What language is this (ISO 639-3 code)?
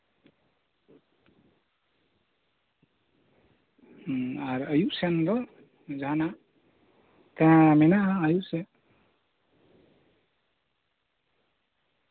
sat